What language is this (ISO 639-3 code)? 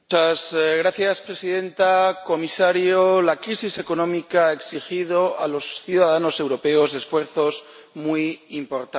spa